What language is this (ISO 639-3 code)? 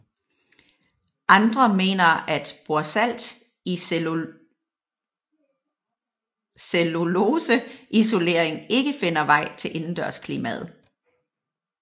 dan